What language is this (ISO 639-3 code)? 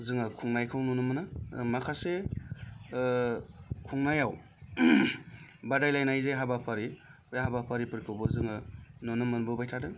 brx